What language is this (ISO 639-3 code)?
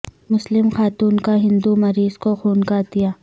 urd